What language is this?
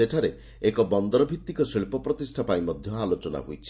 Odia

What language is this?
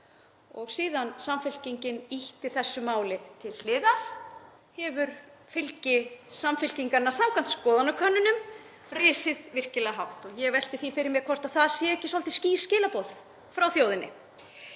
Icelandic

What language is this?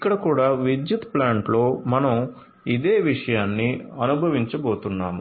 Telugu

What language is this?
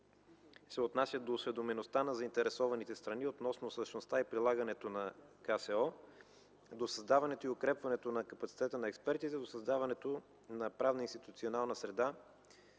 Bulgarian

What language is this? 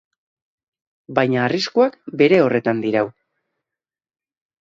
Basque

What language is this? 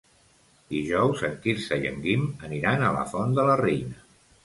Catalan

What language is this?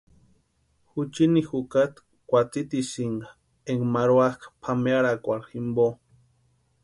Western Highland Purepecha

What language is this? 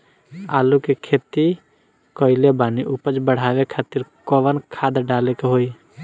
Bhojpuri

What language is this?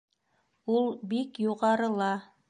Bashkir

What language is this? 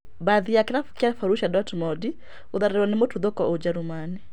Kikuyu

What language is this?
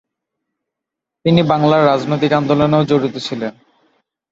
Bangla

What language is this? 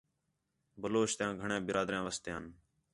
Khetrani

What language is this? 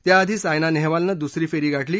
Marathi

